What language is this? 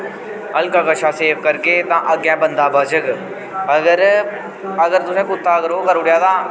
Dogri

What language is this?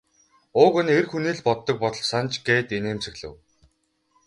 Mongolian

